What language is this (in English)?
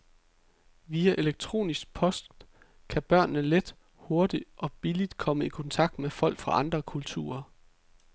Danish